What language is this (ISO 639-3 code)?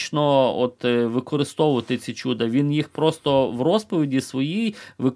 ukr